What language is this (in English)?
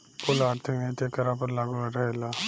Bhojpuri